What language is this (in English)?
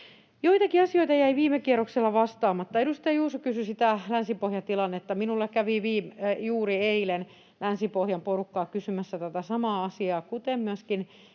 Finnish